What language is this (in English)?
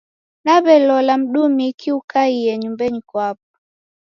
Taita